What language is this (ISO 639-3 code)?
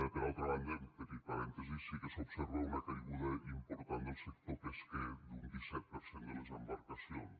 cat